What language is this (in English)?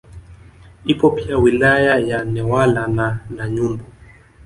Swahili